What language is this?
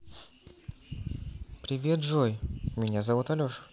Russian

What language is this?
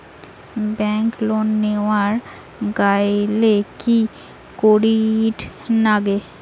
Bangla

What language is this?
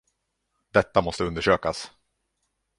Swedish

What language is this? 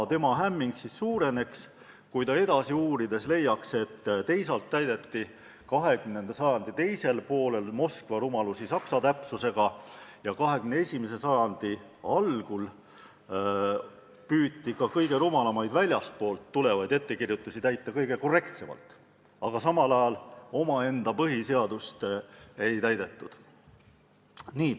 Estonian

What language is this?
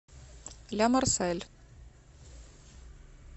Russian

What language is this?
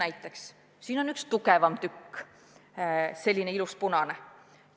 Estonian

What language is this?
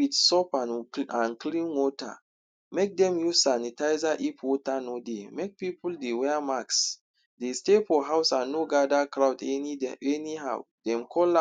Nigerian Pidgin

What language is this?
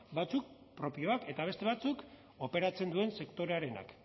Basque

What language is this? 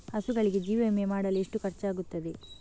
Kannada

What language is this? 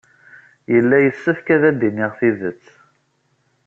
Kabyle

